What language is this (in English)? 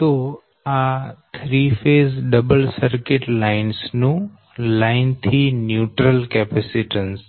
Gujarati